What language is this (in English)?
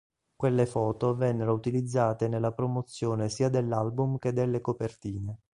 Italian